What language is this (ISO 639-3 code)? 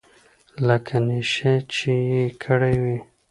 pus